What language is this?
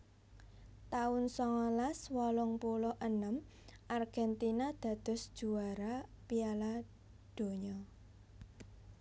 Javanese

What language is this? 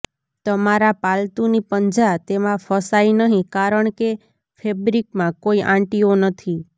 Gujarati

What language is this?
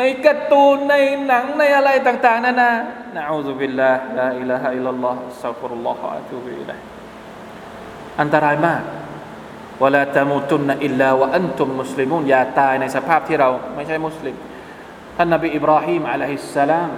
Thai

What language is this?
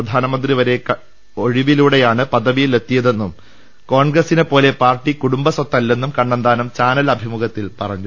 Malayalam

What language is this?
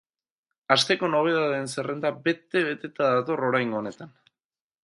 Basque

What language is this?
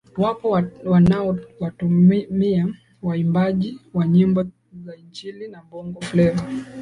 Swahili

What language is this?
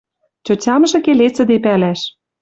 Western Mari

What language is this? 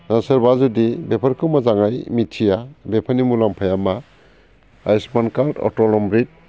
Bodo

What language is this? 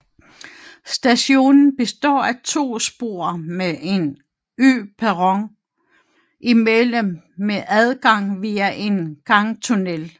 Danish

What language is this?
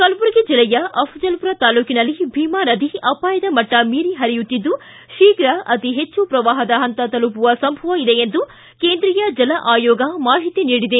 Kannada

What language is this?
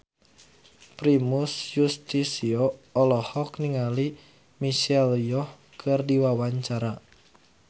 Sundanese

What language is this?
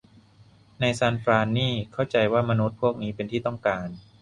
Thai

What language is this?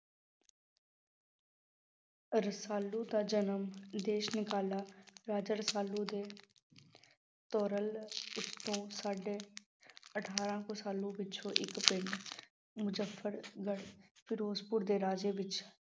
Punjabi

